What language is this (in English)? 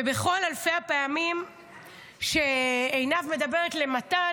Hebrew